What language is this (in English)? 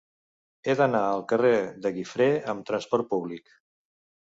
Catalan